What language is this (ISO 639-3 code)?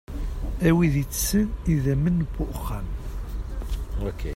kab